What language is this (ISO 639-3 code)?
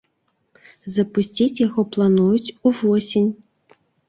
bel